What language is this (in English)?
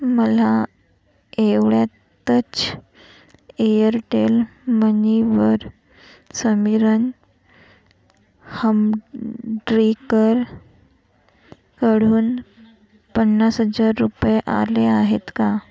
Marathi